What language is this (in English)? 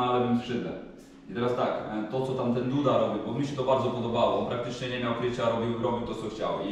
Polish